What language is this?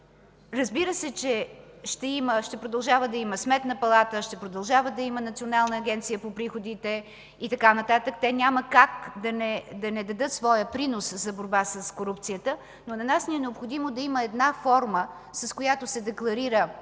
Bulgarian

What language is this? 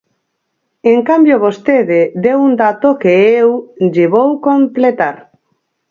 Galician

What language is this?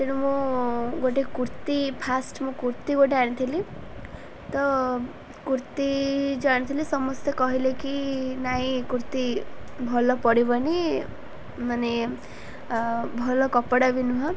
Odia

